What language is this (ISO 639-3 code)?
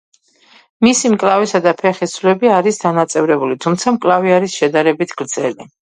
kat